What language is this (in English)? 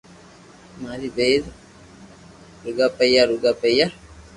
Loarki